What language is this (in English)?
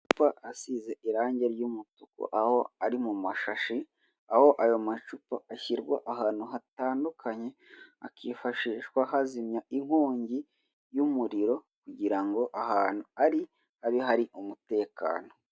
Kinyarwanda